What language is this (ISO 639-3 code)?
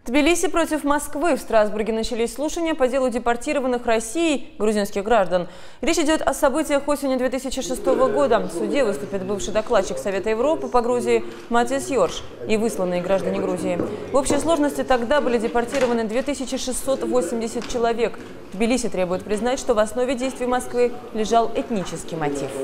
rus